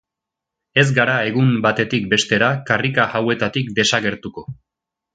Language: Basque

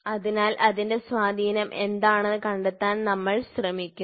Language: Malayalam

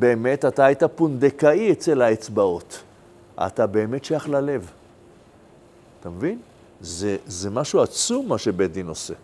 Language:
Hebrew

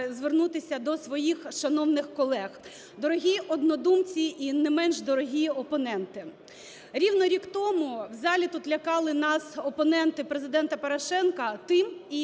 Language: Ukrainian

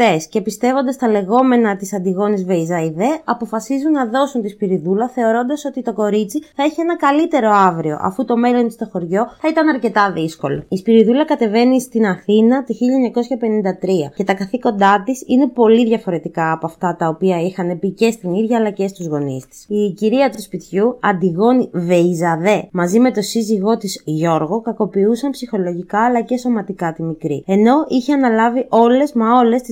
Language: Greek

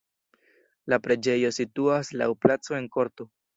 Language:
Esperanto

